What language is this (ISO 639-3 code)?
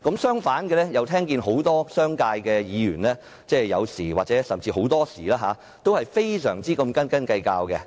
yue